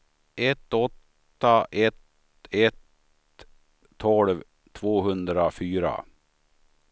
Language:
Swedish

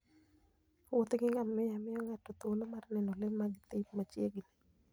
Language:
Luo (Kenya and Tanzania)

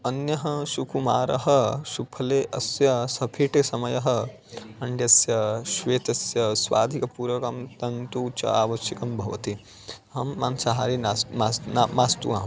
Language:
Sanskrit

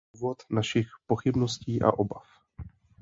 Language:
Czech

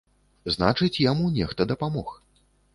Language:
Belarusian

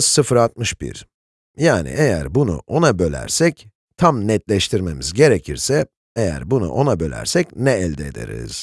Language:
Turkish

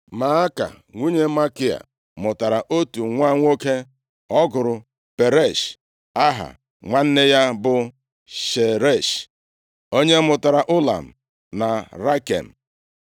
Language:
Igbo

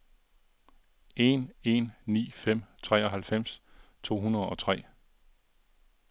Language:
Danish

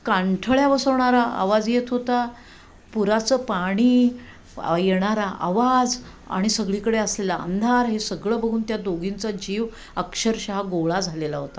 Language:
Marathi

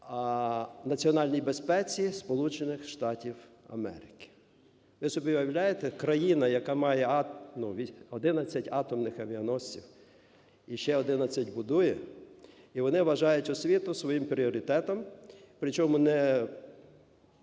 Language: Ukrainian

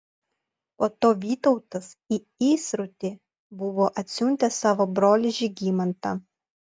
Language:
Lithuanian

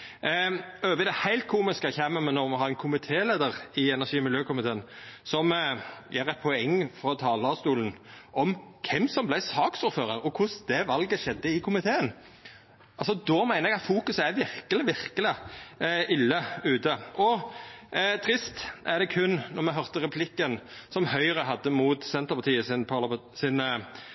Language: Norwegian Nynorsk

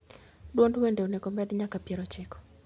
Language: Luo (Kenya and Tanzania)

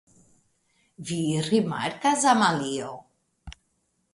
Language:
Esperanto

